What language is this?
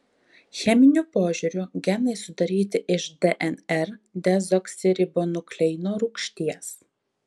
Lithuanian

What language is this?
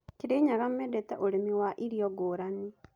Kikuyu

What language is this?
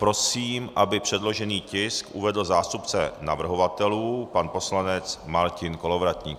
Czech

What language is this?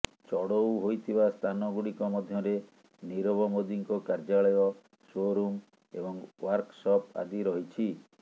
Odia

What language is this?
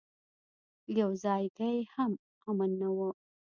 Pashto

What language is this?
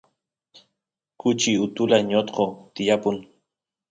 Santiago del Estero Quichua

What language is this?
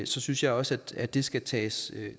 Danish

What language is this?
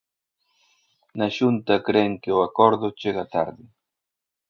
Galician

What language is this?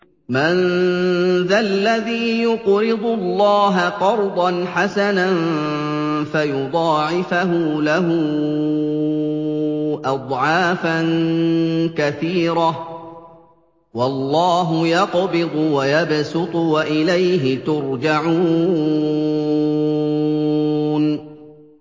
Arabic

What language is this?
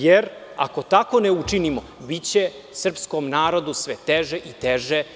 Serbian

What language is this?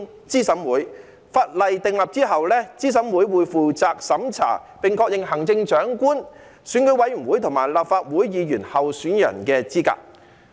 Cantonese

